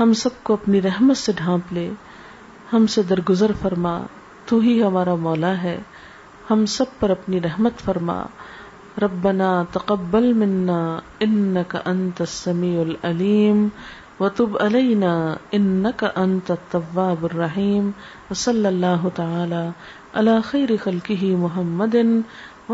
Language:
Urdu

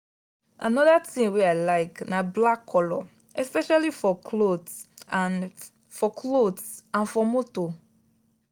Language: Nigerian Pidgin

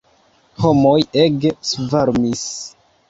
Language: Esperanto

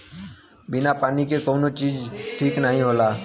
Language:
Bhojpuri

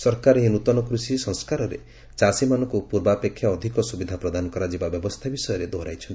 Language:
Odia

